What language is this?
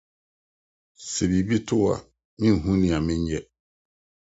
Akan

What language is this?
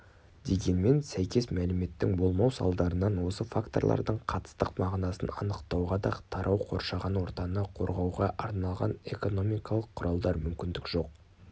Kazakh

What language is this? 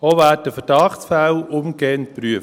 Swiss German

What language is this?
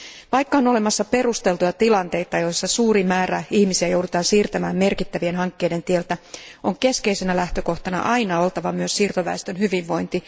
Finnish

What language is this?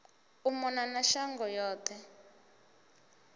Venda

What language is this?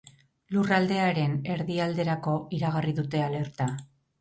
Basque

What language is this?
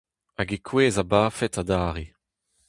Breton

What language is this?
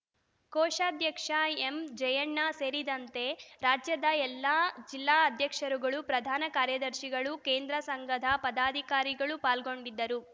Kannada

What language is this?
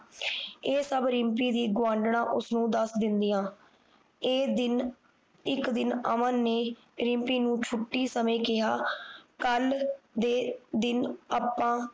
Punjabi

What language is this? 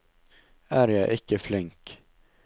Norwegian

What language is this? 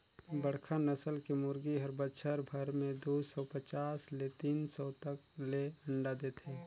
Chhattisgarhi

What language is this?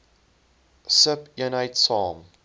Afrikaans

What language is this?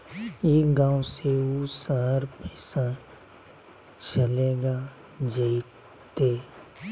Magahi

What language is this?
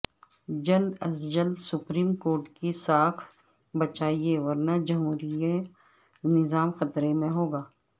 Urdu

